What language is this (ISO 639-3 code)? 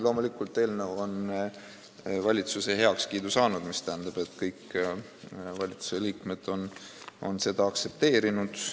est